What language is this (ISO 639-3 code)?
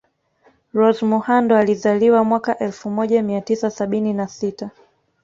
swa